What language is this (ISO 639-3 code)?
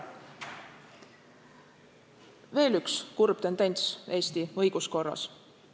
est